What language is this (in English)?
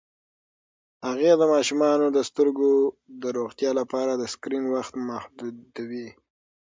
Pashto